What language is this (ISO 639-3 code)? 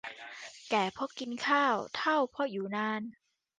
tha